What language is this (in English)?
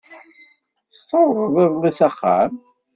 Kabyle